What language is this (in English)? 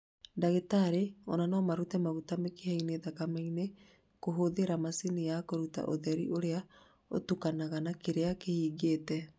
Kikuyu